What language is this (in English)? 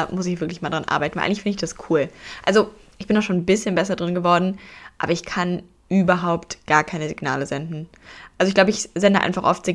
German